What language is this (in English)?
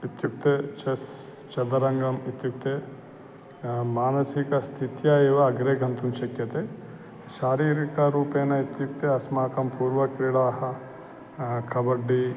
Sanskrit